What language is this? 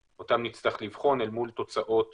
Hebrew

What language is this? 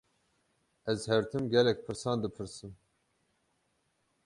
Kurdish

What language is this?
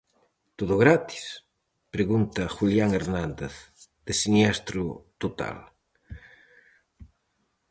Galician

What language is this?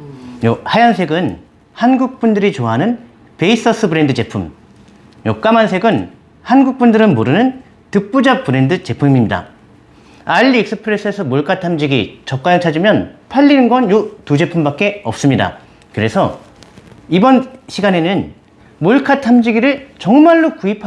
Korean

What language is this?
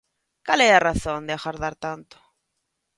Galician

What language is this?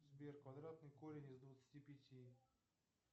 Russian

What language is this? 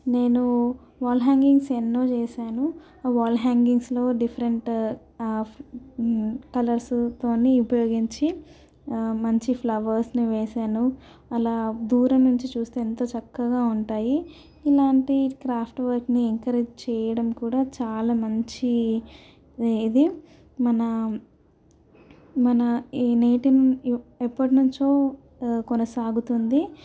Telugu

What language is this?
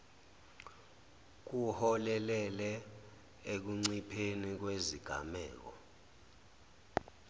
Zulu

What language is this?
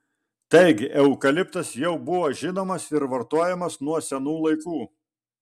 Lithuanian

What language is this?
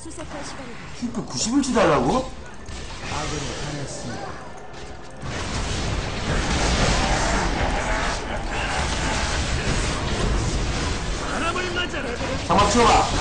Korean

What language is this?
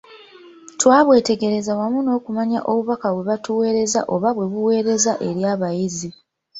Ganda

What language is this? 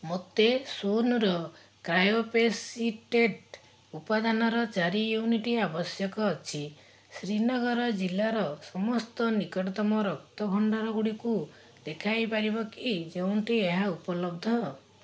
Odia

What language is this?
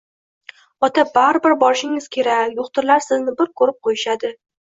Uzbek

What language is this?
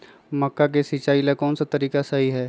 Magahi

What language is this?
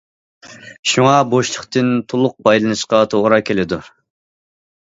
Uyghur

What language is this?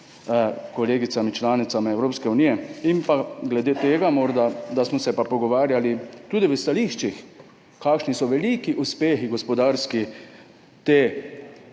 Slovenian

